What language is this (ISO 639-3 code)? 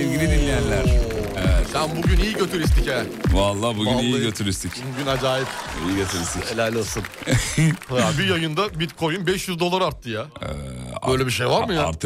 tur